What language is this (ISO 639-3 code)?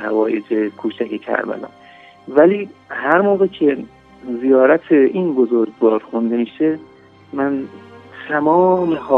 fas